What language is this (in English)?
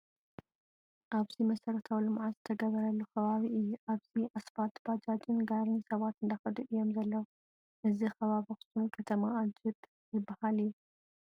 Tigrinya